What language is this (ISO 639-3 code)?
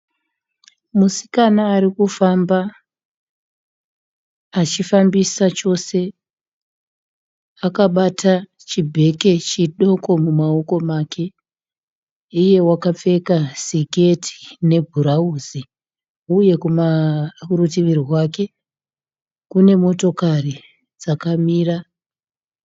sna